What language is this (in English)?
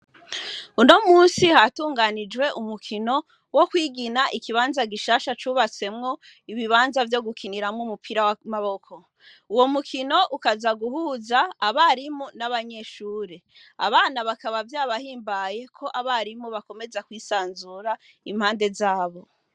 Rundi